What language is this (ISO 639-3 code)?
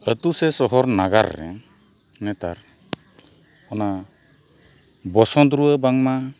sat